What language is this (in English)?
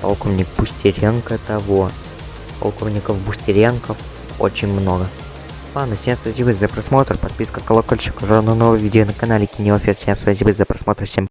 Russian